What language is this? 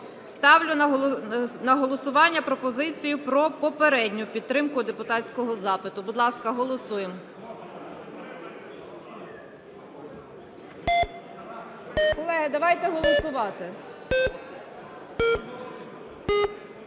Ukrainian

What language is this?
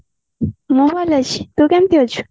Odia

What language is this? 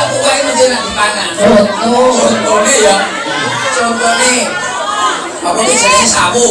Indonesian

